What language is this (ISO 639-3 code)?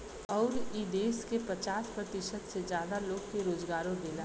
bho